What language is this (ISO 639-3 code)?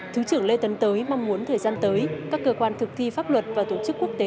vie